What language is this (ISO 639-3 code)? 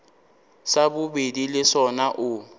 nso